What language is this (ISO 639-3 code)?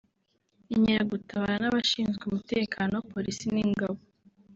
kin